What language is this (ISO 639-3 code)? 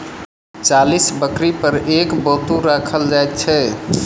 mai